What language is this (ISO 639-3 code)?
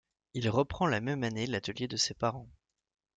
fra